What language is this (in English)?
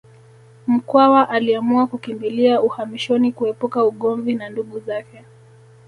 Swahili